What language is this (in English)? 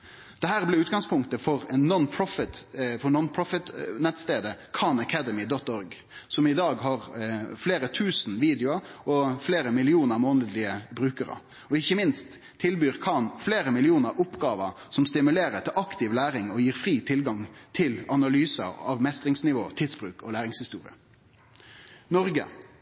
Norwegian Nynorsk